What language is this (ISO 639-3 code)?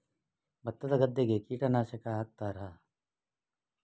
kan